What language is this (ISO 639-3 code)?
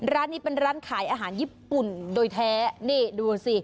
tha